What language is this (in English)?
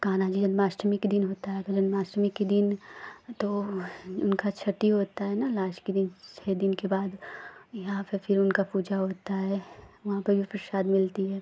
Hindi